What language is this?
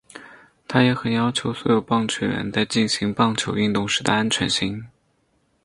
Chinese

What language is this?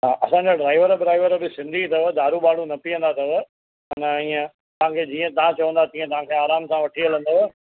Sindhi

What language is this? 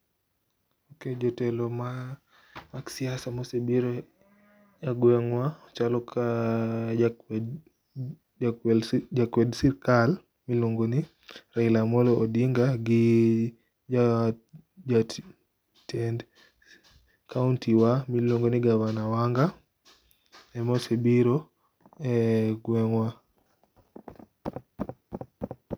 Luo (Kenya and Tanzania)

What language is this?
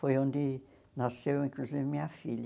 Portuguese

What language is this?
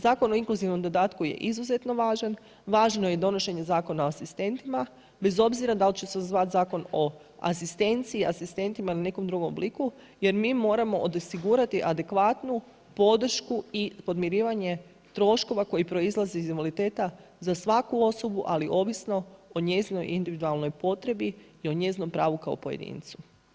Croatian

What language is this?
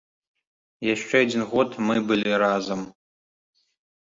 Belarusian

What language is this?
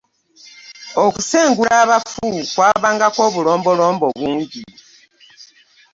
Ganda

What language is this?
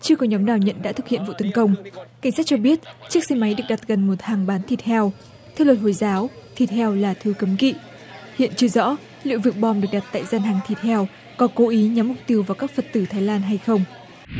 Vietnamese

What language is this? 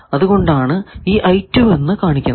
Malayalam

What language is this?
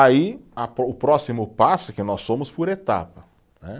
Portuguese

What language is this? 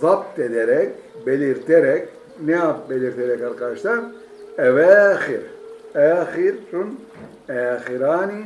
Turkish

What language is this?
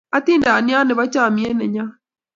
Kalenjin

